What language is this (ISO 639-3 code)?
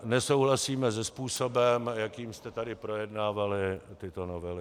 ces